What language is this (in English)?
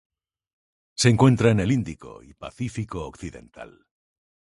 Spanish